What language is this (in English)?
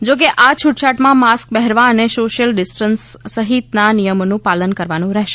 Gujarati